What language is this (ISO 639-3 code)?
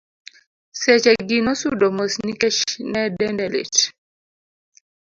luo